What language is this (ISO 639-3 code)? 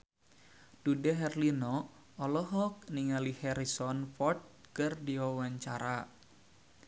sun